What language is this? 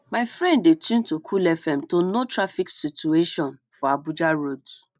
Nigerian Pidgin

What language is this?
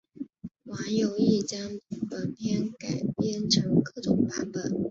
Chinese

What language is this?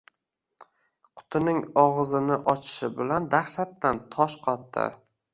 Uzbek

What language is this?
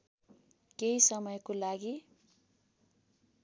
Nepali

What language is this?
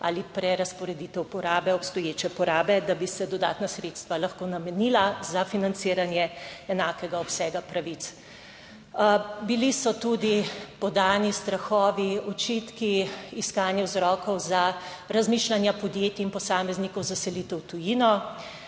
Slovenian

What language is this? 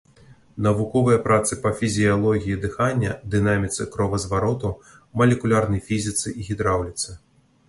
Belarusian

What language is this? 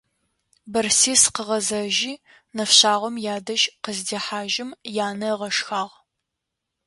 Adyghe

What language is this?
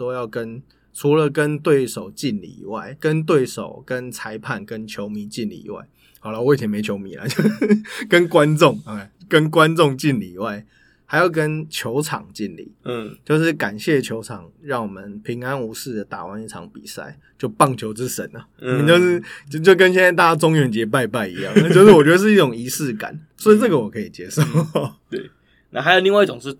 Chinese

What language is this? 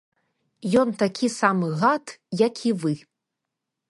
Belarusian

